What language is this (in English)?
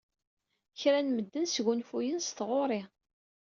Kabyle